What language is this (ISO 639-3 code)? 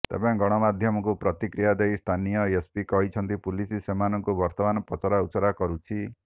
ori